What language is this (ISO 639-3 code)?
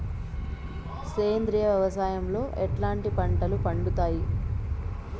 tel